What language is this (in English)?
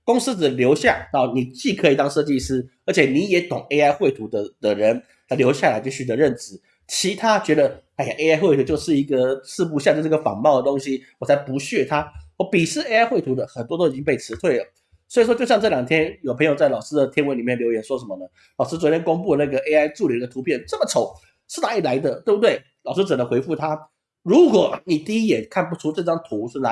Chinese